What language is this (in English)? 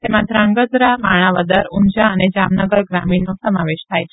Gujarati